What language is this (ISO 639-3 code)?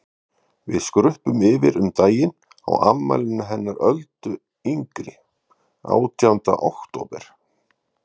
isl